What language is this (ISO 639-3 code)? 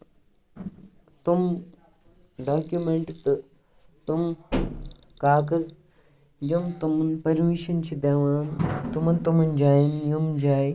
kas